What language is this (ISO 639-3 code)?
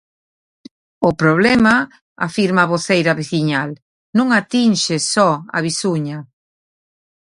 glg